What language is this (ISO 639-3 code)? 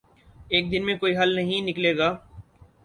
urd